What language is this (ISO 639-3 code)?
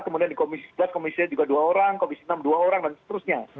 ind